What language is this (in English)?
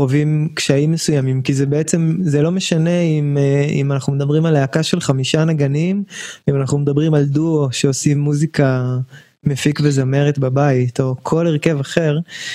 Hebrew